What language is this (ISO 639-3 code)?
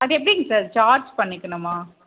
tam